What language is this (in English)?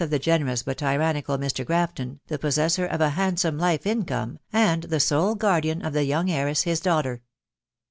English